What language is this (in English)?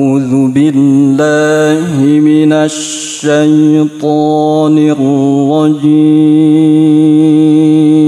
Arabic